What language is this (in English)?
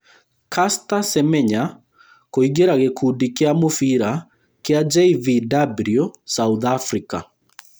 Kikuyu